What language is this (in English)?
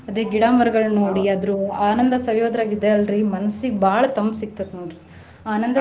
Kannada